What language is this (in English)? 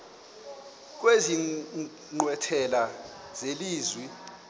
Xhosa